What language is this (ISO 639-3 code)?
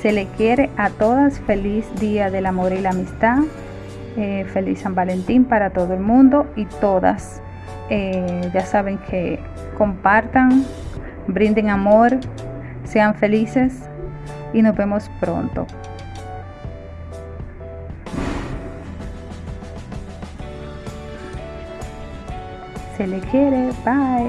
spa